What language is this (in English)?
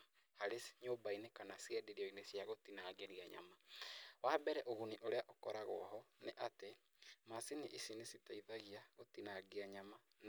Kikuyu